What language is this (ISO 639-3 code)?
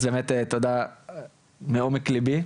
heb